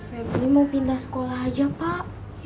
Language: Indonesian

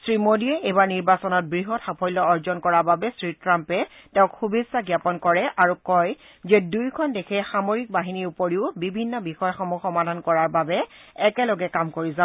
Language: Assamese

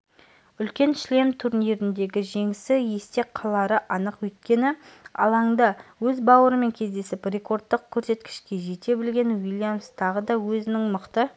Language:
Kazakh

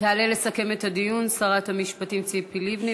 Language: Hebrew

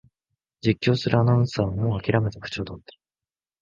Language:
Japanese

